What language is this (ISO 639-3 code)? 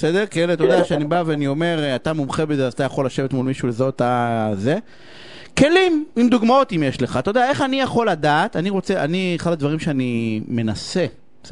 heb